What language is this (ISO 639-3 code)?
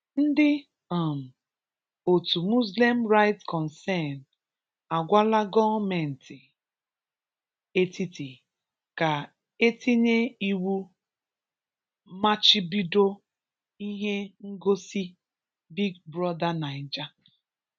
ibo